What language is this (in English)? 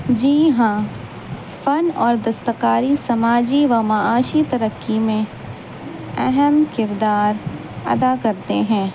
Urdu